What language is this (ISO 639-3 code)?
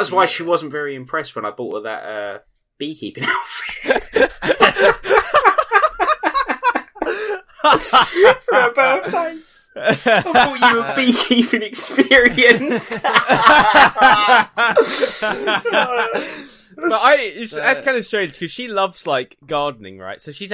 eng